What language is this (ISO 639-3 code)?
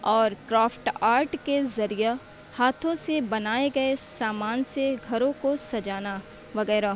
urd